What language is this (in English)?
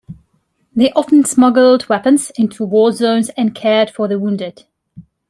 English